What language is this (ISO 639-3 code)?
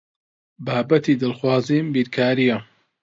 ckb